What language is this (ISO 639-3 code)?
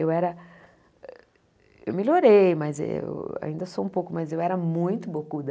por